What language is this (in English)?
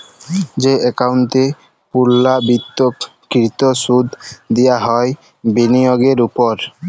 Bangla